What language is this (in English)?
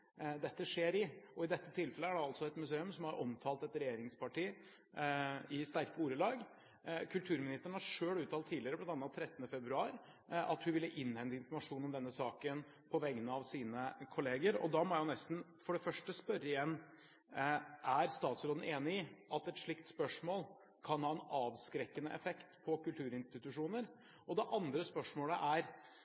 Norwegian Bokmål